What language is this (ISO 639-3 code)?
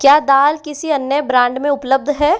hin